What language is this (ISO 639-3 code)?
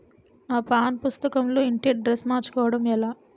tel